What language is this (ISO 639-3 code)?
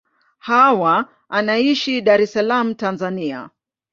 swa